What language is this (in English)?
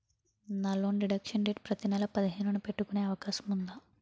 Telugu